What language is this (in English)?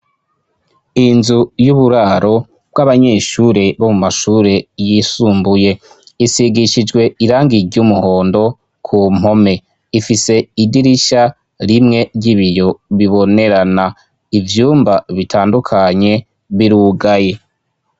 Rundi